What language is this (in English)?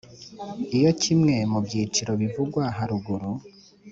Kinyarwanda